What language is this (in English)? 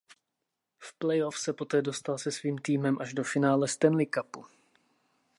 Czech